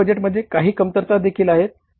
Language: Marathi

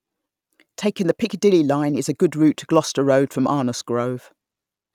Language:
English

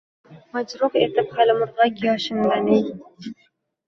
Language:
Uzbek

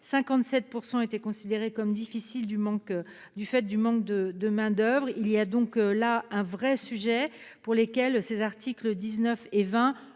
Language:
French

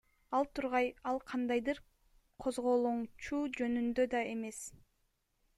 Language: Kyrgyz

